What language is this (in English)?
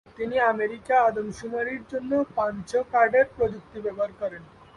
Bangla